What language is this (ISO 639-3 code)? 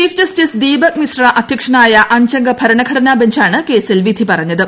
mal